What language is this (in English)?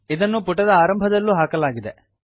Kannada